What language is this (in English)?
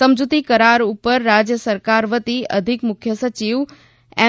Gujarati